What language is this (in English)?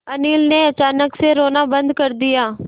Hindi